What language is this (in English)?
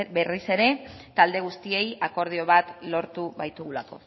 Basque